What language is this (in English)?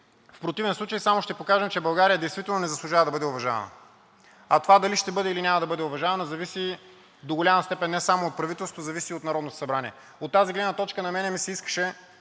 Bulgarian